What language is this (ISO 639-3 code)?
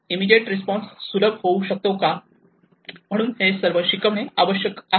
mar